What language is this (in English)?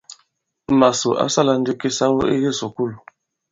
Bankon